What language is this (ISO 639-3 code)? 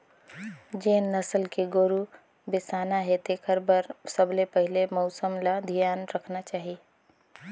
hne